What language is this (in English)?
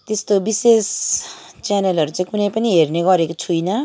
Nepali